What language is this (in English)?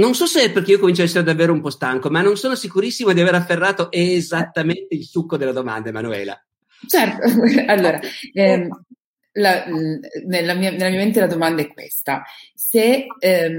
Italian